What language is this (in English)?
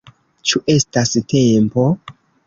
Esperanto